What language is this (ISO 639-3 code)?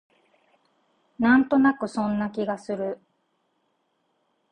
jpn